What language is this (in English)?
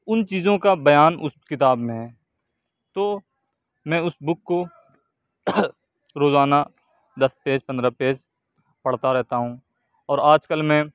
Urdu